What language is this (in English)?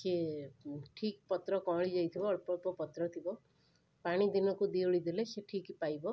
Odia